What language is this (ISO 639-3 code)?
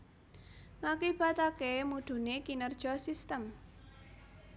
jav